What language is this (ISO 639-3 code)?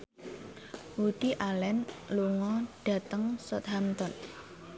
jav